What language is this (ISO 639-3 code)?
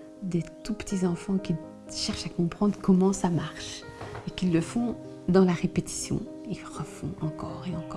fra